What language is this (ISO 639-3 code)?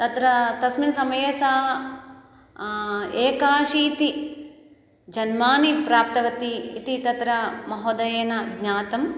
san